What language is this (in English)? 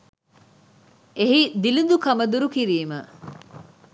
Sinhala